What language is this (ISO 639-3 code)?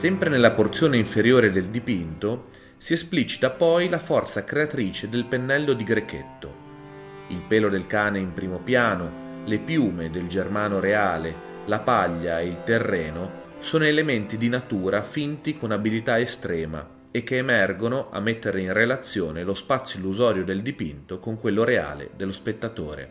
ita